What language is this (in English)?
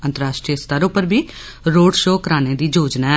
Dogri